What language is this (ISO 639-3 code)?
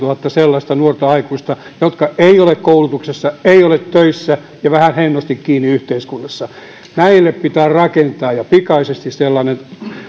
fin